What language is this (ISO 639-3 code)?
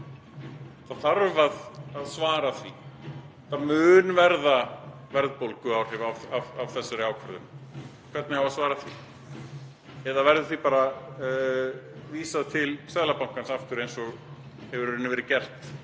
isl